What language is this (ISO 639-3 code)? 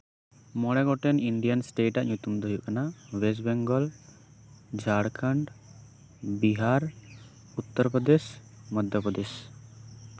sat